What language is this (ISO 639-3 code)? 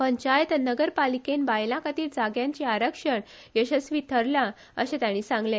kok